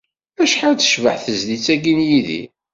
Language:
Kabyle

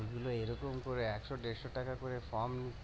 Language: Bangla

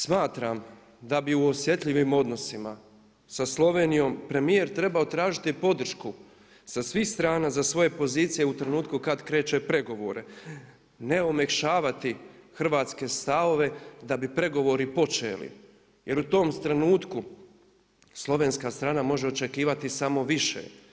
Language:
Croatian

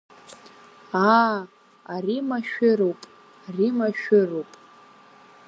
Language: Abkhazian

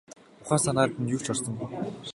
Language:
Mongolian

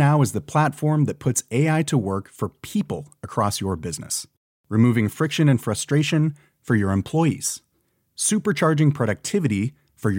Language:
French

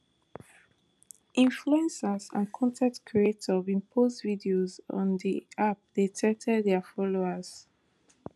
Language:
Nigerian Pidgin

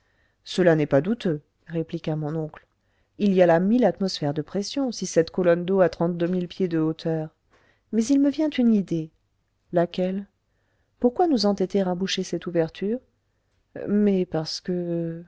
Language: French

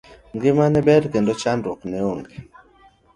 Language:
Luo (Kenya and Tanzania)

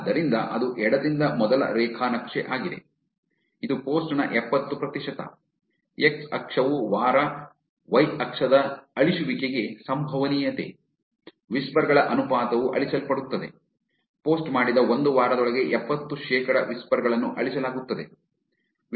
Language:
Kannada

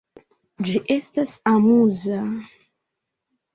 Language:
Esperanto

